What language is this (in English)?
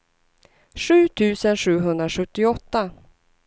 Swedish